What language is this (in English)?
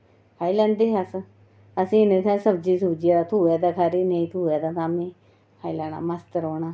Dogri